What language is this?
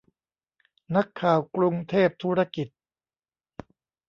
Thai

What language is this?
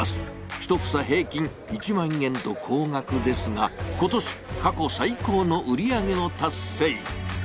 Japanese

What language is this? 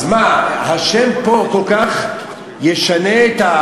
Hebrew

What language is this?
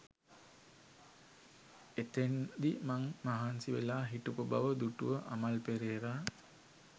Sinhala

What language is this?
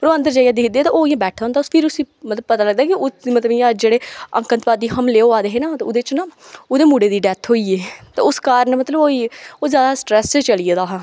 Dogri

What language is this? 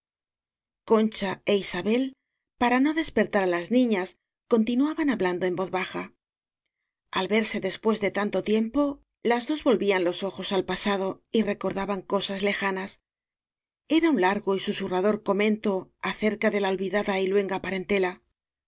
Spanish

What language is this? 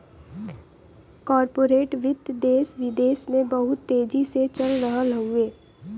Bhojpuri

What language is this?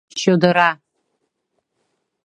Mari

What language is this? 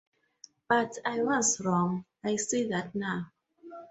English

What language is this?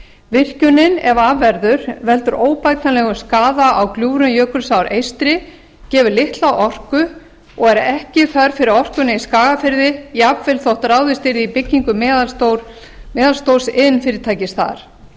Icelandic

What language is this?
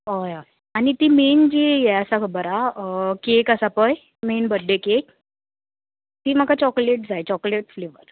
Konkani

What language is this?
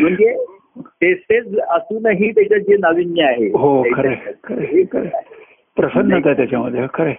Marathi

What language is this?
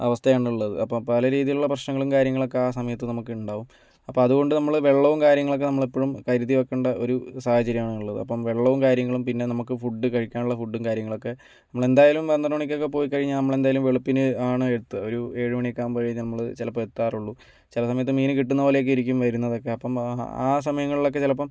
Malayalam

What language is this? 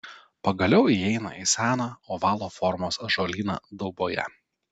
Lithuanian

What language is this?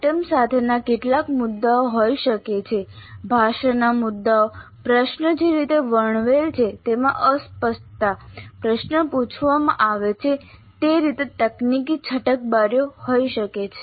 Gujarati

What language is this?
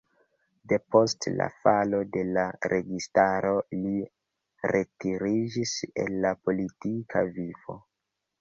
Esperanto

